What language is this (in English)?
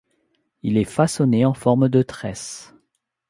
French